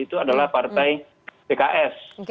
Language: Indonesian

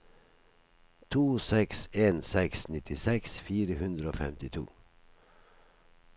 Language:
Norwegian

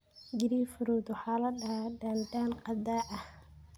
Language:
Somali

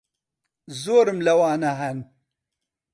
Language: Central Kurdish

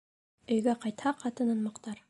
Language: Bashkir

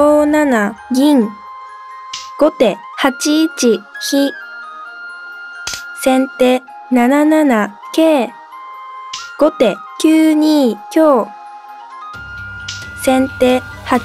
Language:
Japanese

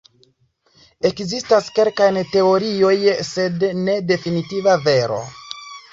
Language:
Esperanto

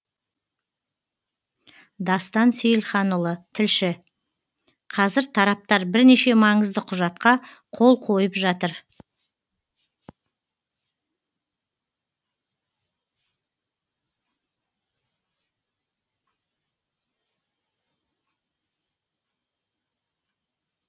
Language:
Kazakh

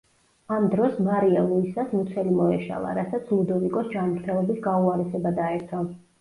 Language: Georgian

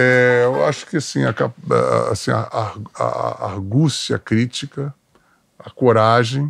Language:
Portuguese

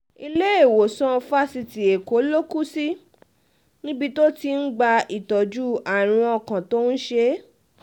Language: Yoruba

